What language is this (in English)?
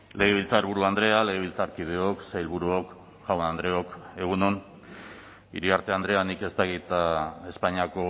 Basque